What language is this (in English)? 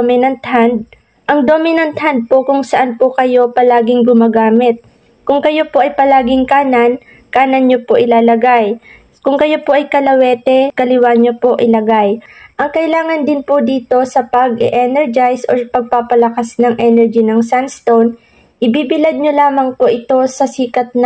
Filipino